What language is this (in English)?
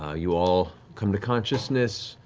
English